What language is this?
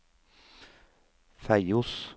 Norwegian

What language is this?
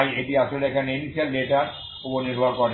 Bangla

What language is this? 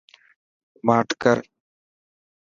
Dhatki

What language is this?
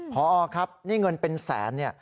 Thai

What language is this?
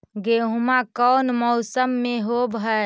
Magahi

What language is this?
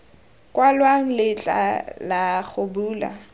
Tswana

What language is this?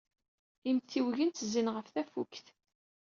Kabyle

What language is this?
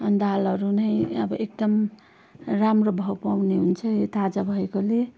Nepali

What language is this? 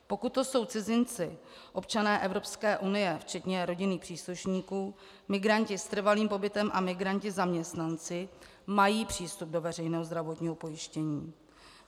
Czech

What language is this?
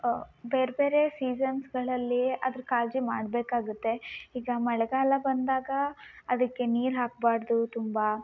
Kannada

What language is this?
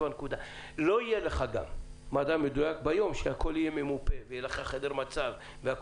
Hebrew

